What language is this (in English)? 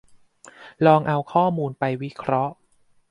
Thai